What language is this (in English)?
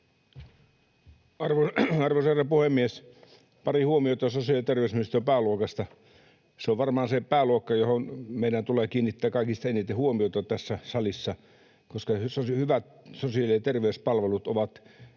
Finnish